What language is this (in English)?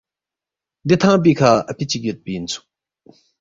Balti